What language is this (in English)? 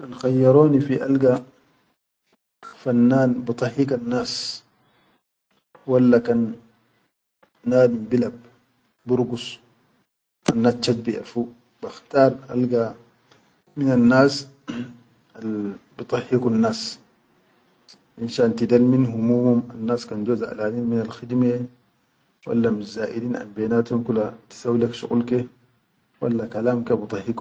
Chadian Arabic